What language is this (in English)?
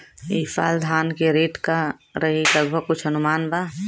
Bhojpuri